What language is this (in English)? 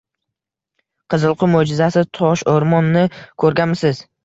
Uzbek